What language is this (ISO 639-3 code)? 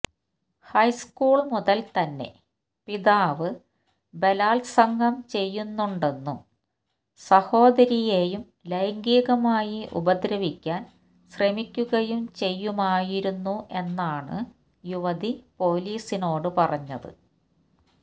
mal